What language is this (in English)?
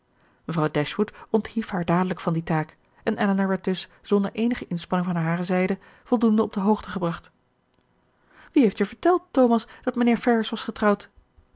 Dutch